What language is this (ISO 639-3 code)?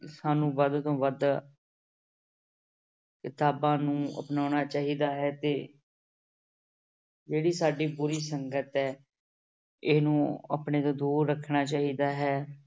pan